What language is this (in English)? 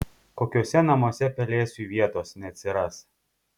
Lithuanian